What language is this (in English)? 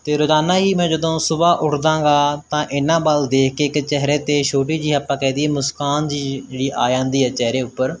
Punjabi